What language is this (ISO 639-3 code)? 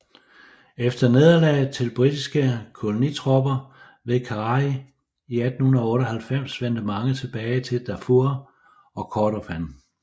dan